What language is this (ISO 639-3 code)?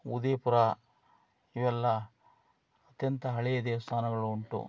kan